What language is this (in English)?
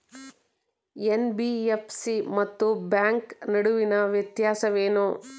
Kannada